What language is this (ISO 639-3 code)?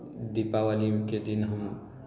mai